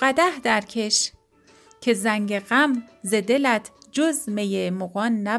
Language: Persian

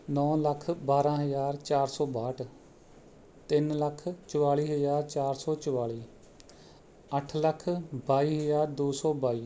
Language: Punjabi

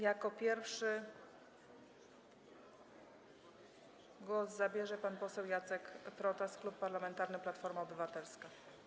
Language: Polish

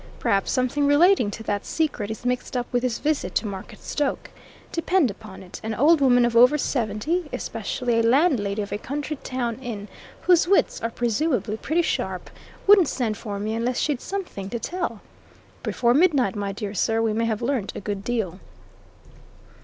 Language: English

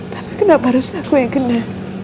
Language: Indonesian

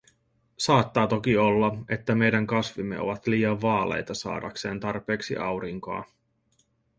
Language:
Finnish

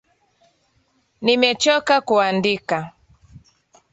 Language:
Swahili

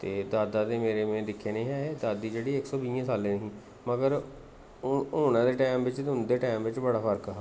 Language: Dogri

